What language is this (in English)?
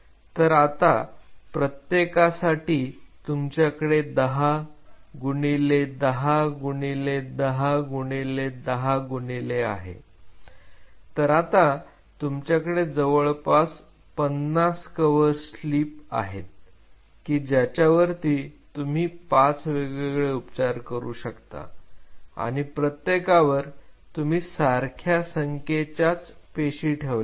Marathi